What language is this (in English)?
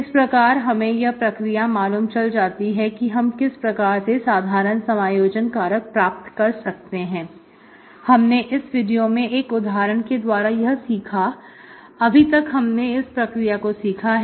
Hindi